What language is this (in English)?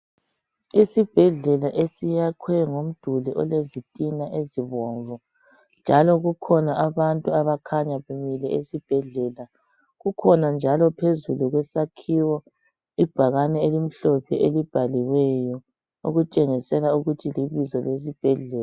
North Ndebele